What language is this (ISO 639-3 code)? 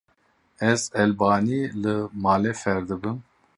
kur